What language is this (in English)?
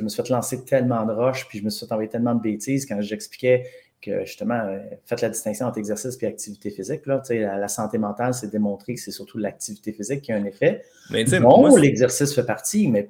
French